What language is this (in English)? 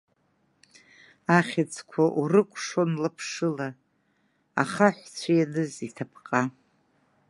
Abkhazian